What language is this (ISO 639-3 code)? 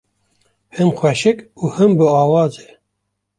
kur